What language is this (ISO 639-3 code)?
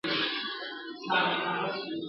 pus